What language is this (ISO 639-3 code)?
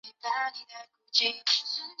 zho